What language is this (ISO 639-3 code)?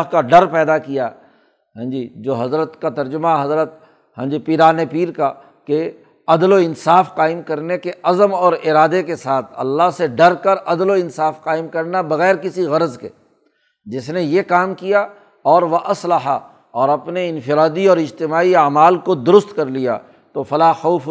urd